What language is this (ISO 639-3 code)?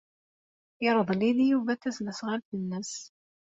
kab